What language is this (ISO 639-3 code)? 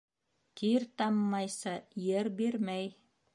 bak